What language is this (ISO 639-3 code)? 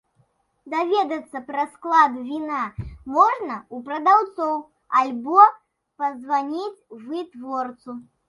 bel